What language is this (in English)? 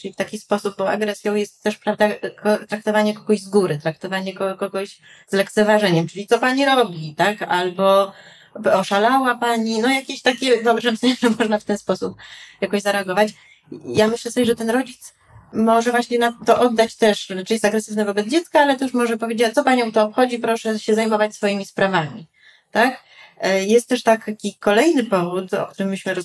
Polish